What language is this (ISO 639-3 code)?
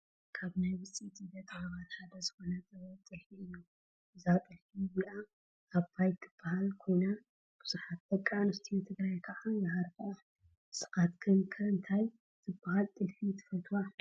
tir